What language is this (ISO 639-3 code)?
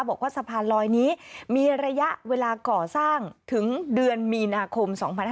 tha